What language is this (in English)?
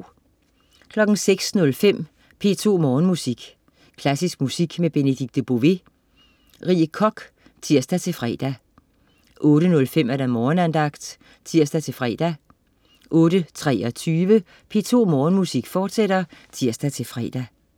Danish